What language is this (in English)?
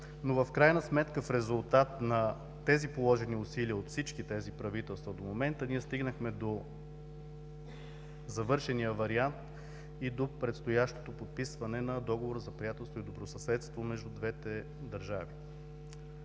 Bulgarian